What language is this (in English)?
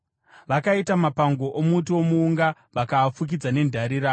Shona